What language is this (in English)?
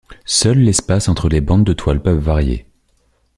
French